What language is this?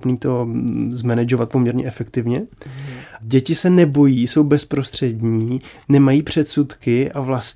Czech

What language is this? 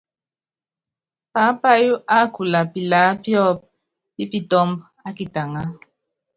Yangben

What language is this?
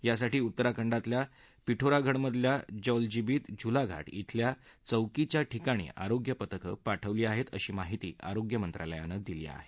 Marathi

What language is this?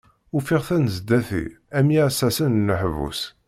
Kabyle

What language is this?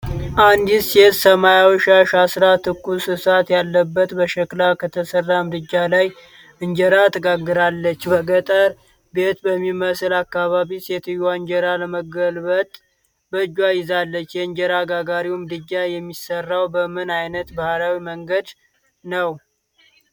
Amharic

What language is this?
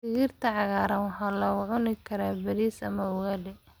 Somali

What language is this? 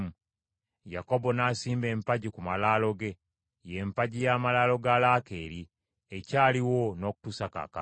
Ganda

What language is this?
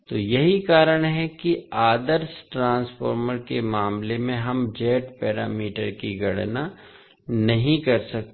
Hindi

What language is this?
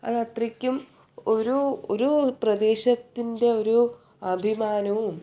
Malayalam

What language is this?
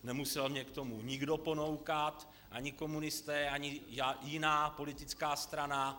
Czech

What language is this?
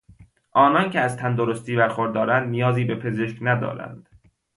Persian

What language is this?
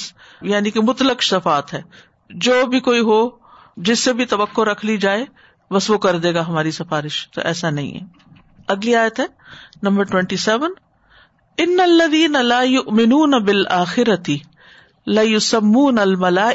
Urdu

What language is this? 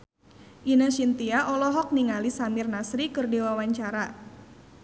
Sundanese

